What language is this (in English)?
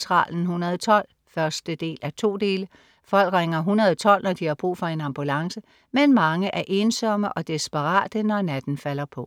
Danish